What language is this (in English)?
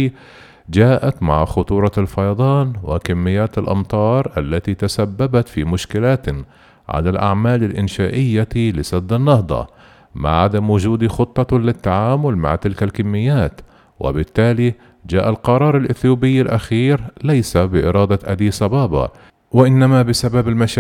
Arabic